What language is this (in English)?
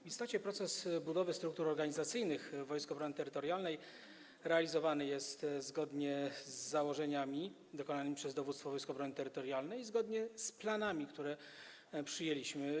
Polish